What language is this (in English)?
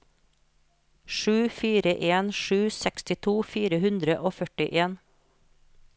Norwegian